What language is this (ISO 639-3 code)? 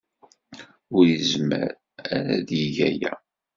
kab